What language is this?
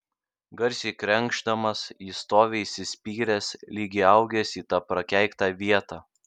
Lithuanian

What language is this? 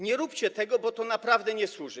Polish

